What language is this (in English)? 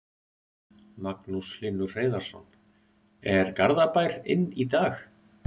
Icelandic